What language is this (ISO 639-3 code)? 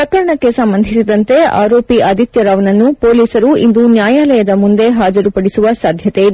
kan